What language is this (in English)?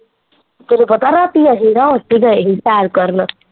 Punjabi